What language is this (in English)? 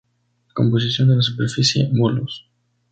Spanish